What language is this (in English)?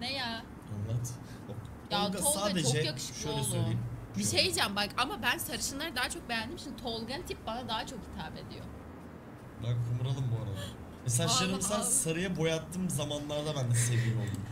Turkish